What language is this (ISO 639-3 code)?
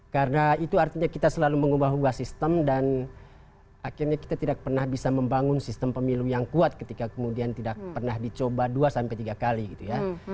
ind